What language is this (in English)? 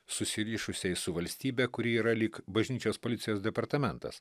Lithuanian